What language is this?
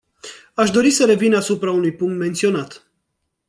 Romanian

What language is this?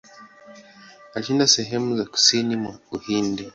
Swahili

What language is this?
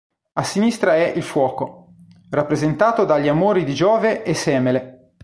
Italian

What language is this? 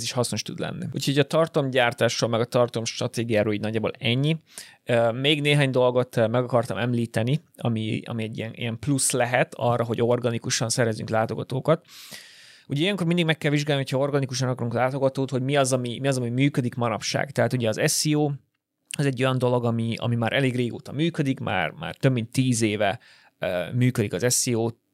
Hungarian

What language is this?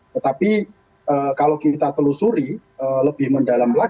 Indonesian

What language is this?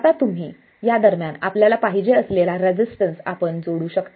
Marathi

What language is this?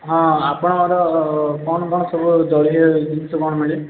Odia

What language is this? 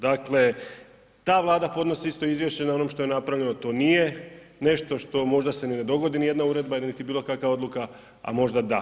Croatian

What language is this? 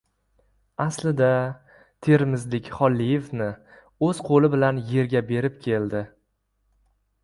Uzbek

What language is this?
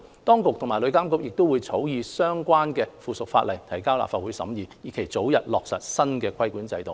Cantonese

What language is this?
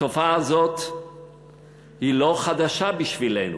Hebrew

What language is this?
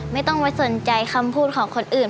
Thai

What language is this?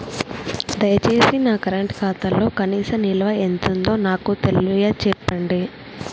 Telugu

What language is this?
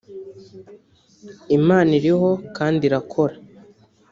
Kinyarwanda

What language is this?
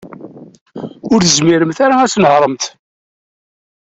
Kabyle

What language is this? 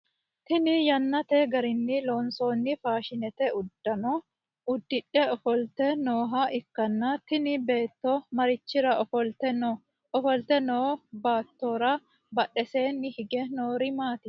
Sidamo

